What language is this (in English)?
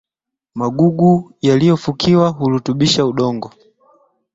Swahili